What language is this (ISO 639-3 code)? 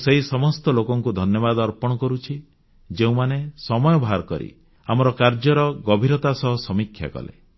ori